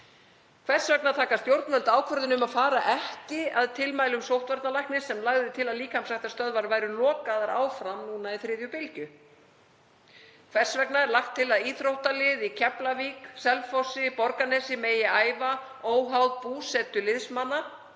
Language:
Icelandic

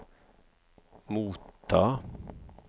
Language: Norwegian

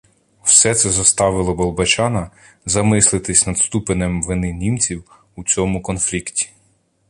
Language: Ukrainian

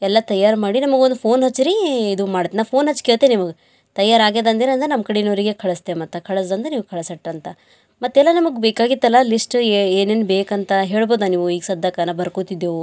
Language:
Kannada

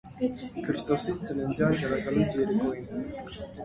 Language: Armenian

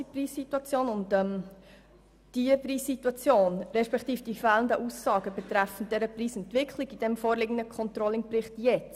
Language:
Swiss German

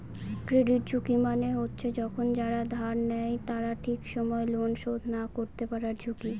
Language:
Bangla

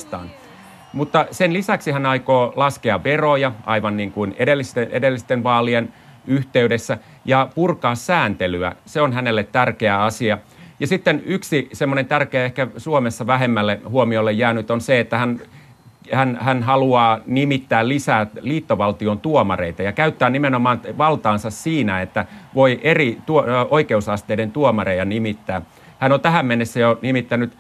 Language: Finnish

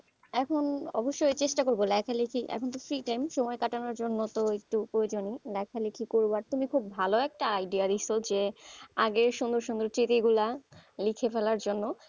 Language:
Bangla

